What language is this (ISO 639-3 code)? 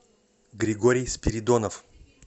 rus